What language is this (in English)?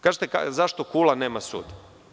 Serbian